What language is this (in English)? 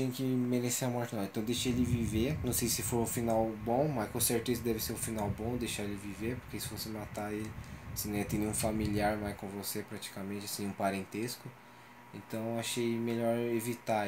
Portuguese